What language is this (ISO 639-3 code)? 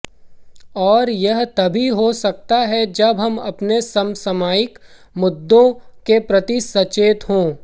hin